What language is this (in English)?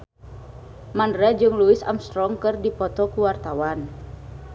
Sundanese